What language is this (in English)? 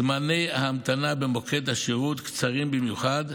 Hebrew